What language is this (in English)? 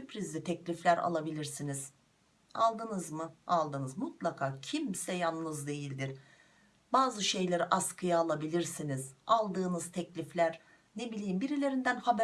Turkish